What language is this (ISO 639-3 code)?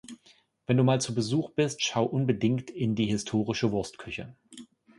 deu